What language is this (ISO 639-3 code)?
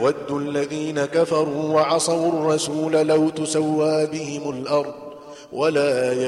ara